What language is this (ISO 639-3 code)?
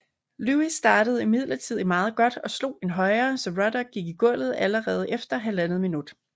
dan